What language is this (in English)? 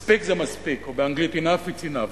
Hebrew